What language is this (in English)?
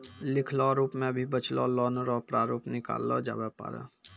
Maithili